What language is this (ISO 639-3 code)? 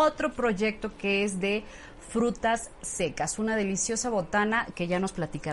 spa